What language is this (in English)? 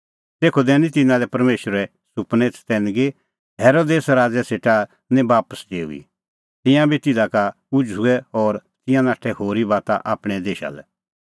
Kullu Pahari